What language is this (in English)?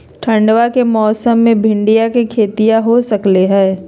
Magahi